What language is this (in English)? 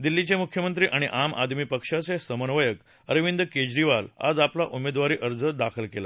Marathi